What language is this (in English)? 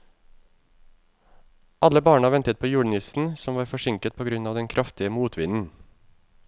Norwegian